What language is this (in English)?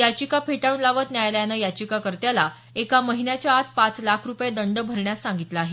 Marathi